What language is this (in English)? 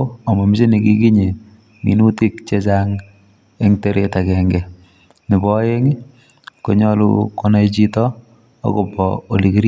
Kalenjin